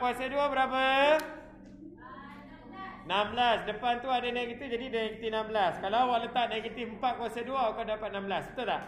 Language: Malay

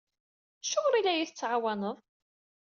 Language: Kabyle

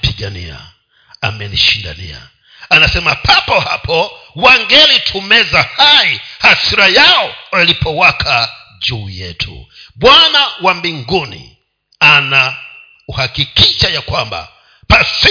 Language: Swahili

